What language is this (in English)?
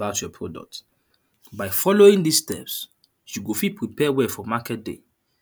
Nigerian Pidgin